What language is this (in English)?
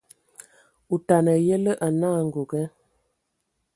Ewondo